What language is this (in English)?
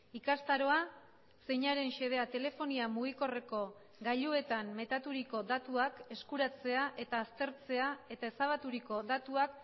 Basque